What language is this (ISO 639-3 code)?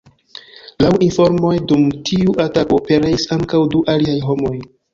epo